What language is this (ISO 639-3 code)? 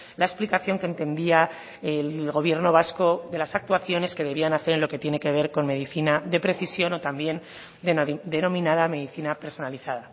spa